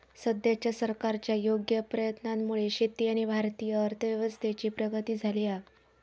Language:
Marathi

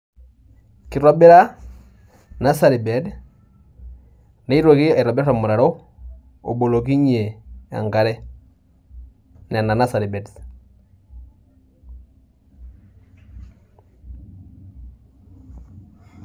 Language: Masai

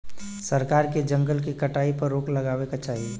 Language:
Bhojpuri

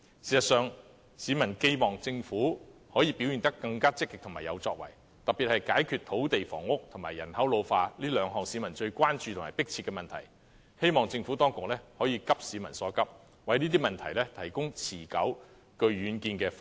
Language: Cantonese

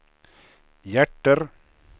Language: Swedish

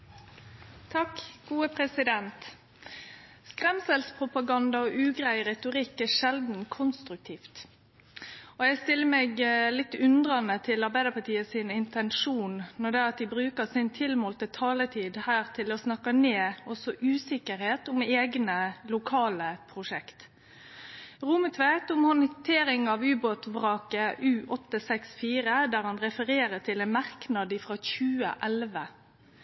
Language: Norwegian Nynorsk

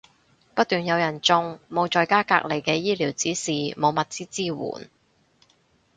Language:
Cantonese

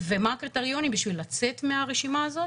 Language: Hebrew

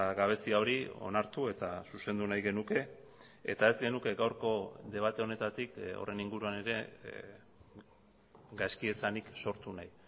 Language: Basque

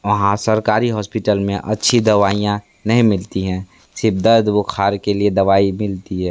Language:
Hindi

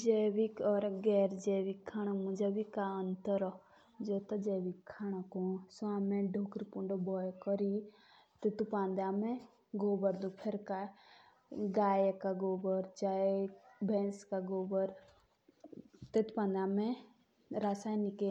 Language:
Jaunsari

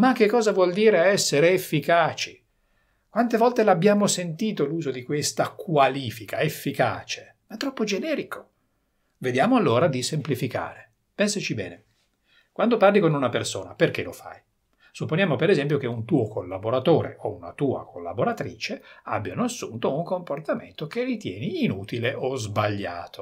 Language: Italian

